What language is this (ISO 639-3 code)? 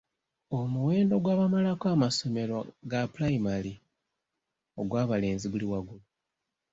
lug